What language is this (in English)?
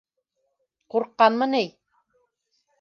Bashkir